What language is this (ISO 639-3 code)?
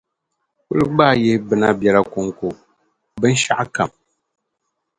dag